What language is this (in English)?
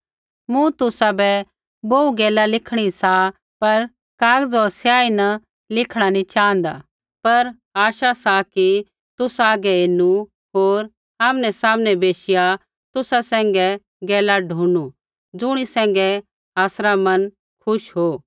Kullu Pahari